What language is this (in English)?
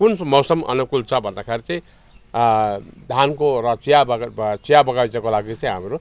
Nepali